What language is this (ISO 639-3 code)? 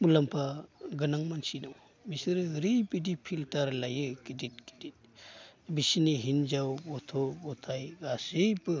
brx